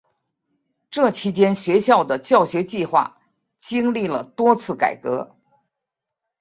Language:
Chinese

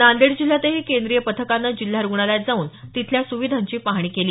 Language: Marathi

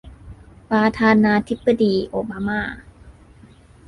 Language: Thai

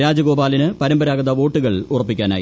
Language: Malayalam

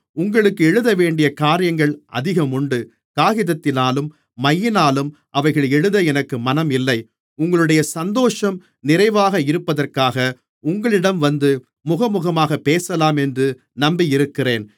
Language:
Tamil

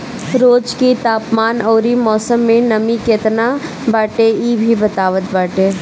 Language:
Bhojpuri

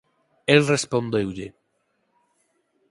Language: Galician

